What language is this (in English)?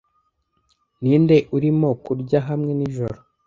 Kinyarwanda